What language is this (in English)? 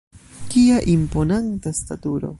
Esperanto